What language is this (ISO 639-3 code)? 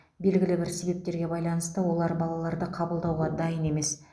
kaz